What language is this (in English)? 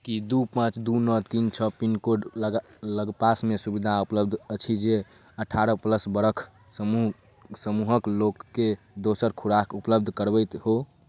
Maithili